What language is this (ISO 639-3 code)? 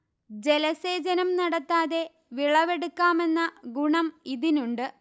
mal